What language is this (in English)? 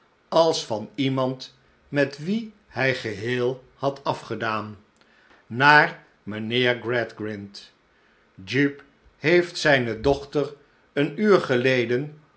Dutch